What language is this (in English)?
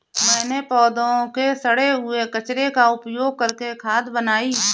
Hindi